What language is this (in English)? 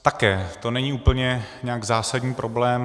Czech